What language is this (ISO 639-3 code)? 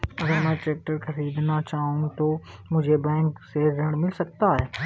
hin